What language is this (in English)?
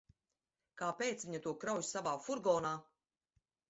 Latvian